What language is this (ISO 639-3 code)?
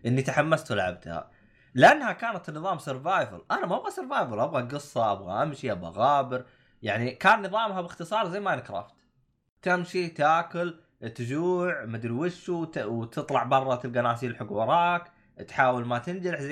ara